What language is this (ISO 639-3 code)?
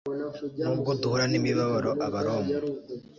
kin